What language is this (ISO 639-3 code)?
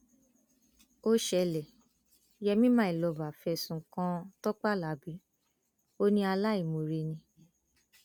yor